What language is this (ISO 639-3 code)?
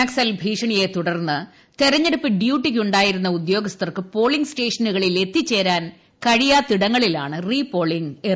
mal